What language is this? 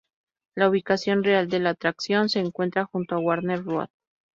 Spanish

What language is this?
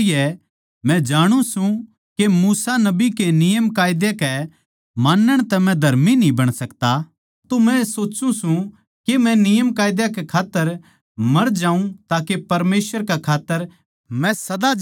Haryanvi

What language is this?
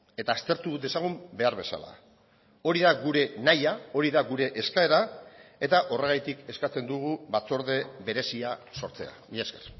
Basque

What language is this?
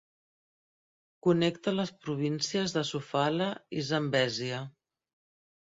Catalan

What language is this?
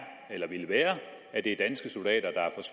Danish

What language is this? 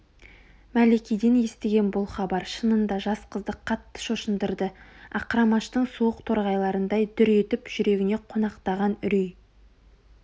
Kazakh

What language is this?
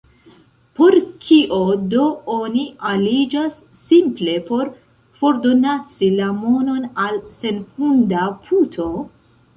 Esperanto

